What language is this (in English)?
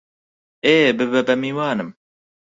Central Kurdish